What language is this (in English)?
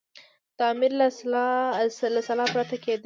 Pashto